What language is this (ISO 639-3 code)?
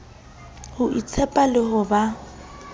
sot